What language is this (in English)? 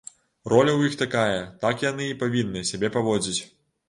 Belarusian